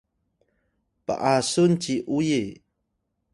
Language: Atayal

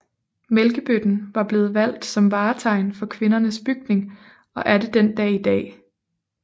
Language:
Danish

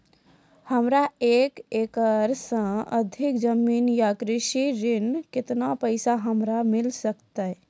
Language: Maithili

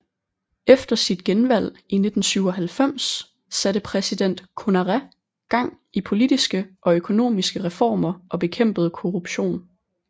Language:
Danish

